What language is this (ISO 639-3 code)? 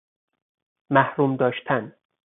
fas